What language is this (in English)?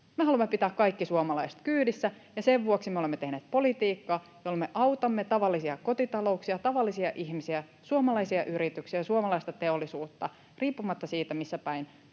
Finnish